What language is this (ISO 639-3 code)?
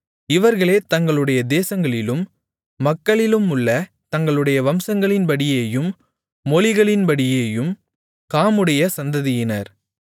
tam